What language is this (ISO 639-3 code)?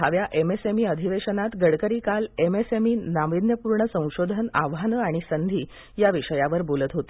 mar